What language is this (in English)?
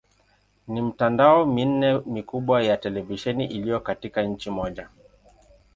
Swahili